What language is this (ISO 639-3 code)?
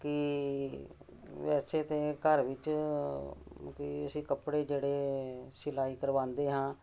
pan